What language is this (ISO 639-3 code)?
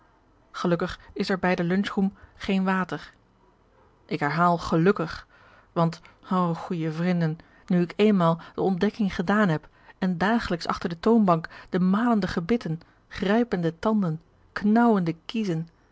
nld